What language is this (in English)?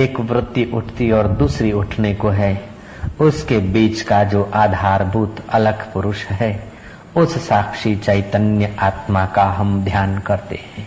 Hindi